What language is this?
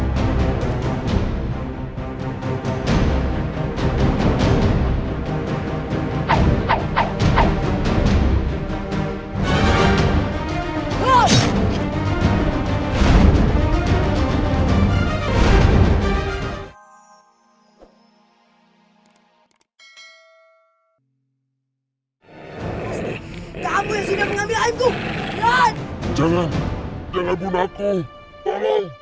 Indonesian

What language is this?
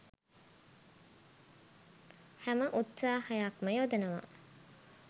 Sinhala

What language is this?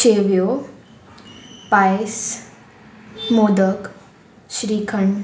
Konkani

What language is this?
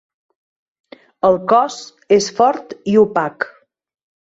Catalan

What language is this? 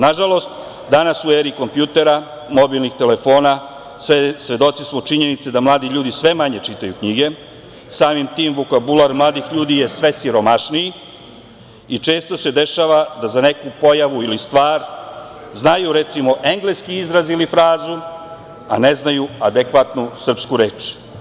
Serbian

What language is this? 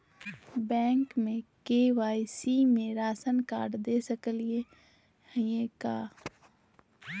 Magahi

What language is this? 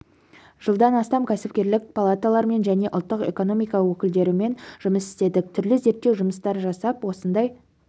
Kazakh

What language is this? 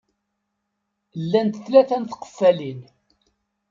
Kabyle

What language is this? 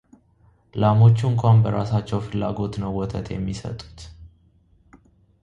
Amharic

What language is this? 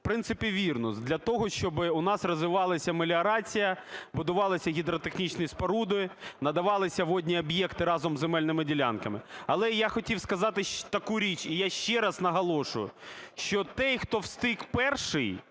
Ukrainian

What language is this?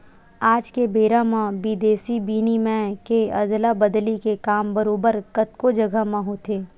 Chhattisgarhi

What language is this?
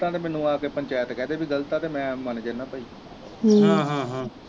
Punjabi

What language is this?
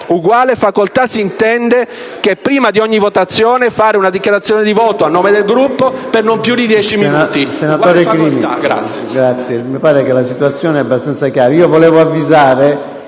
Italian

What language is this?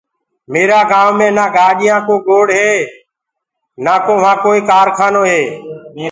Gurgula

